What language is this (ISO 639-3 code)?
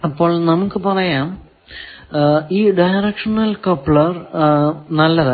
mal